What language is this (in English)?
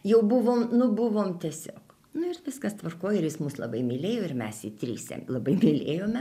Lithuanian